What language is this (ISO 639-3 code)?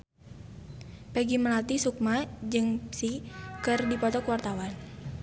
sun